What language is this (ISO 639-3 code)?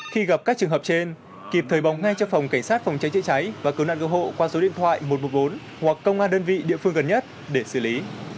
vie